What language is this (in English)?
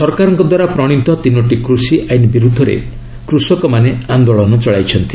Odia